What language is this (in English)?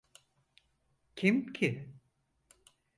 Turkish